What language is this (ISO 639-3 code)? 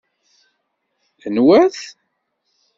kab